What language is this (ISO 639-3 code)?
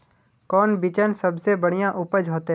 mag